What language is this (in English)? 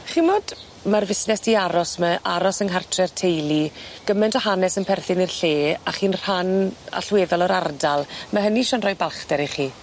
Welsh